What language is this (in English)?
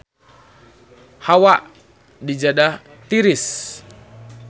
Sundanese